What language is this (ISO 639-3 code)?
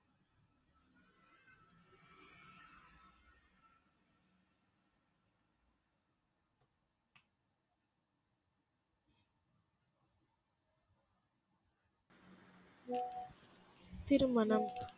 tam